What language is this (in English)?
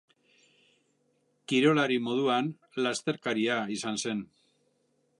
Basque